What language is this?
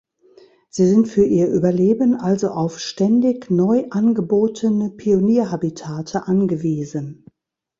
German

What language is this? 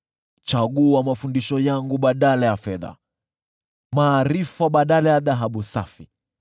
Swahili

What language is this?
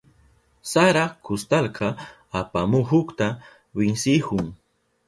Southern Pastaza Quechua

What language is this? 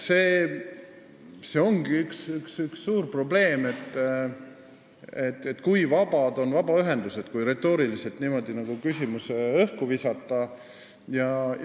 Estonian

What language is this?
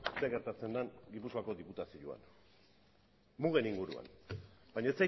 Basque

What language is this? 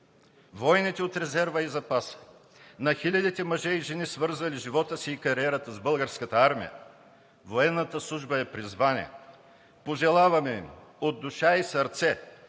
Bulgarian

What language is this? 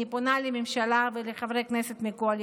Hebrew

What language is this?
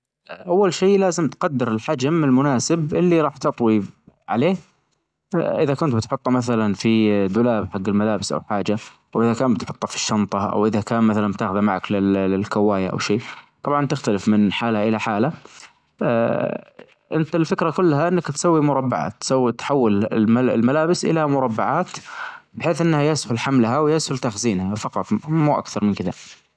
Najdi Arabic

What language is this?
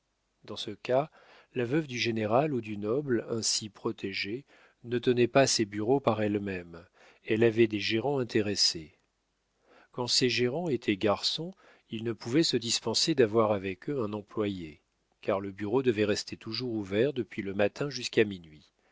French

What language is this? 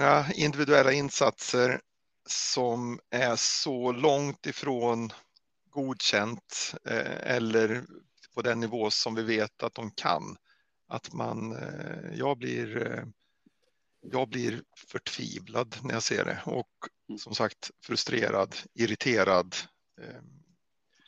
Swedish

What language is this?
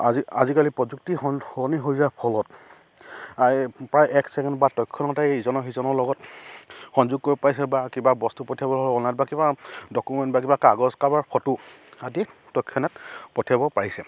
Assamese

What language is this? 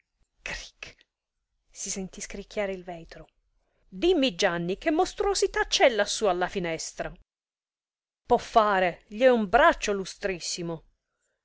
Italian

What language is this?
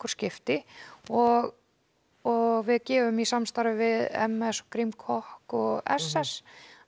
Icelandic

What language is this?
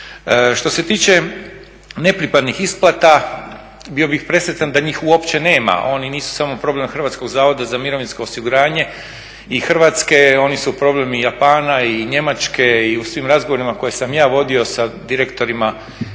Croatian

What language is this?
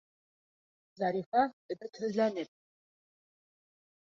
Bashkir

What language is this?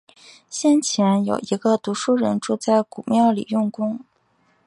Chinese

